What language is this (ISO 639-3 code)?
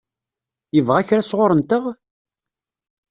kab